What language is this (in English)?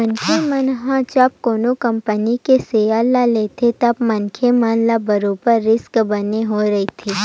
Chhattisgarhi